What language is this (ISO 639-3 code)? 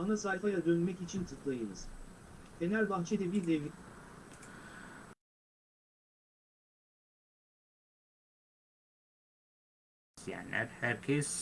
tur